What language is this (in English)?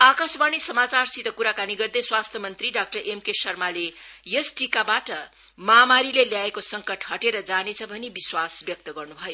Nepali